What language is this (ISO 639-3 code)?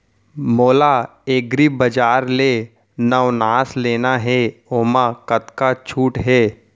hne